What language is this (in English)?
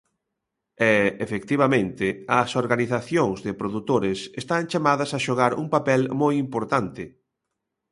Galician